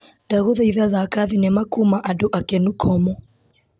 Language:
Kikuyu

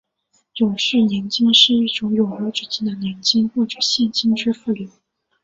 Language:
Chinese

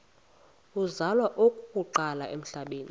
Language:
Xhosa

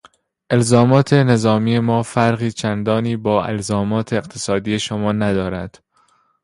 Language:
Persian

